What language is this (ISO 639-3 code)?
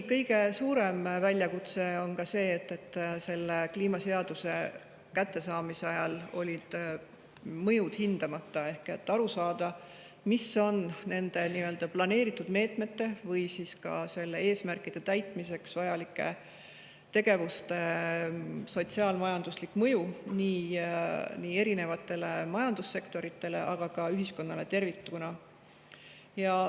est